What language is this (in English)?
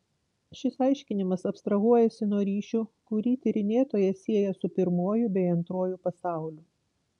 Lithuanian